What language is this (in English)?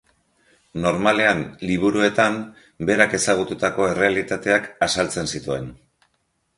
Basque